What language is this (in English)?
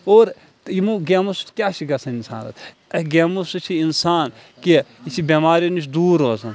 Kashmiri